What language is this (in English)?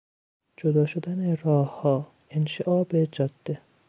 Persian